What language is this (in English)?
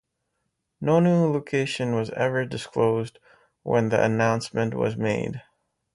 English